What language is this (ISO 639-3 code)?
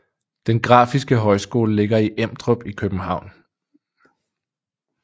dan